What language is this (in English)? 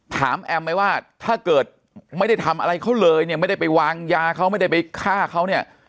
Thai